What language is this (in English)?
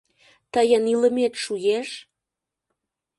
Mari